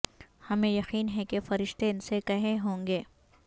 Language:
Urdu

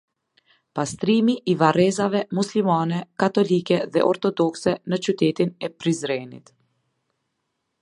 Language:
Albanian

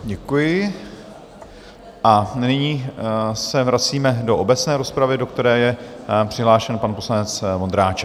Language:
Czech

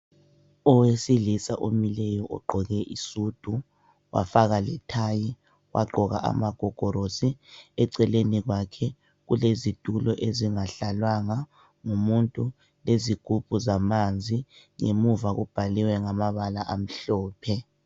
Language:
North Ndebele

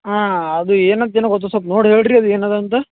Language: Kannada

